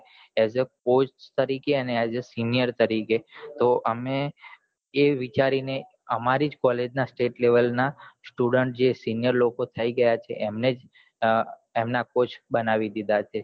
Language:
Gujarati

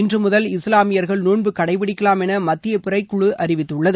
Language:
Tamil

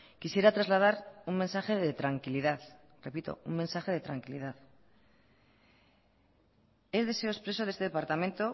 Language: Spanish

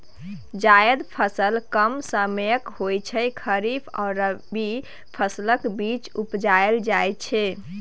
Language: Maithili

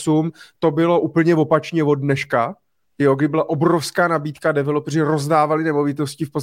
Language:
Czech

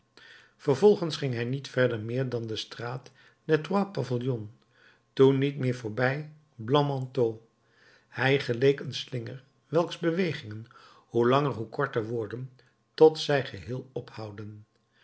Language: Dutch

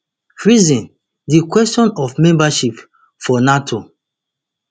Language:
Nigerian Pidgin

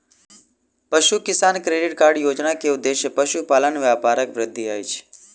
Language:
Maithili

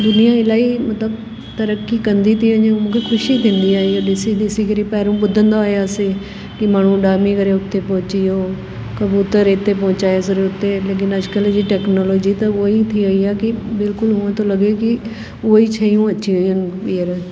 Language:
Sindhi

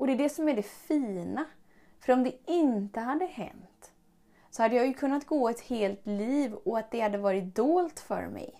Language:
Swedish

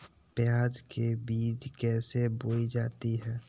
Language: Magahi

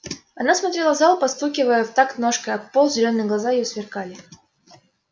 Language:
Russian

